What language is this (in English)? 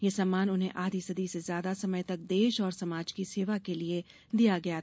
Hindi